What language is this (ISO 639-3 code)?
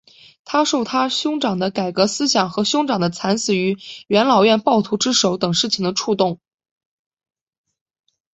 zho